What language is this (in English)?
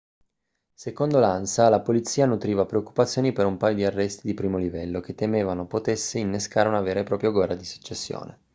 Italian